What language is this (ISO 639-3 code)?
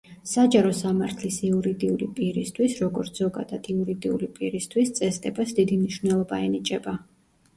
kat